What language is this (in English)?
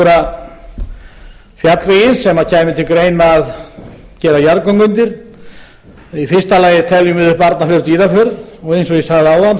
Icelandic